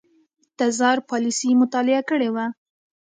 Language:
Pashto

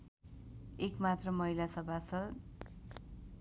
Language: Nepali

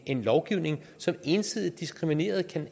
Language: Danish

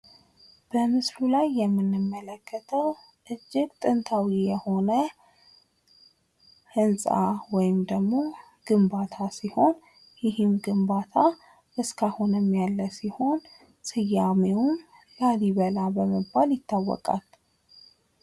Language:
Amharic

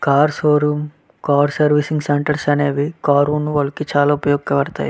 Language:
Telugu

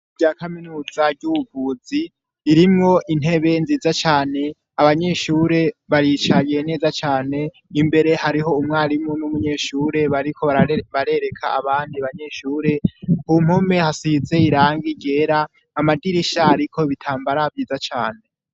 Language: Rundi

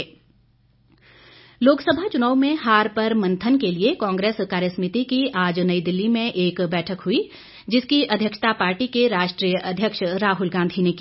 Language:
Hindi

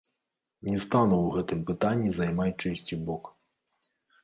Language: Belarusian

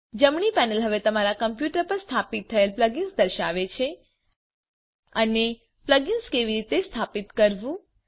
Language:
Gujarati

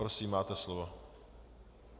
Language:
Czech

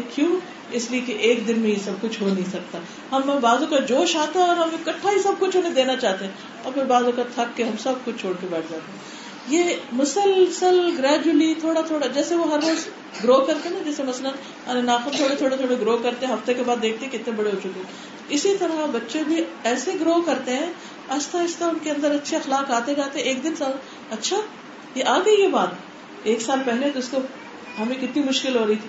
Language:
Urdu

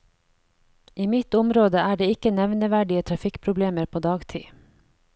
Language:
Norwegian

